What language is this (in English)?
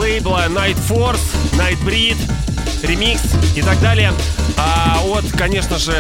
Russian